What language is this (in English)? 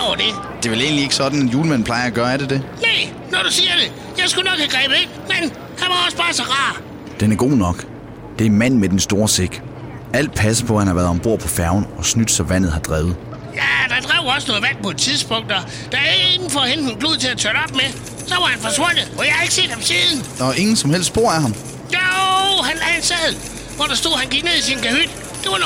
Danish